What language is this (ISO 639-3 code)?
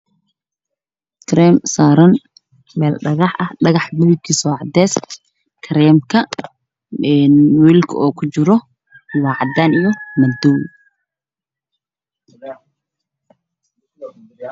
som